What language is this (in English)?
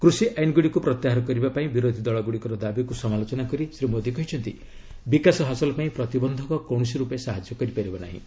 Odia